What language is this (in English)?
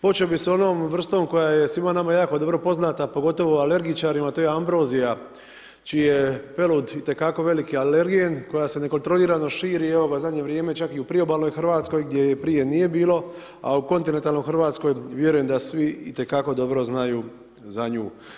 Croatian